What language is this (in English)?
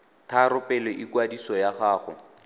Tswana